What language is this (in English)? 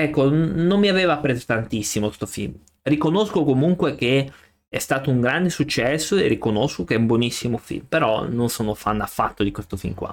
Italian